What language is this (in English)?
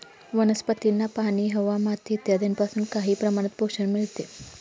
Marathi